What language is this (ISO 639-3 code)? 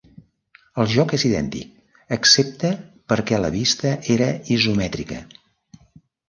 cat